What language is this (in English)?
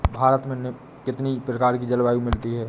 Hindi